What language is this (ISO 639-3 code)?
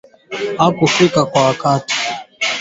swa